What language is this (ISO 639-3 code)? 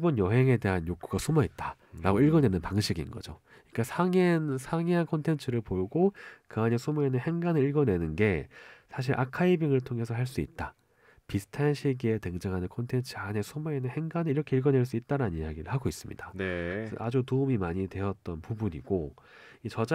kor